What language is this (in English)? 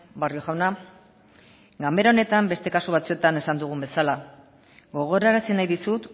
Basque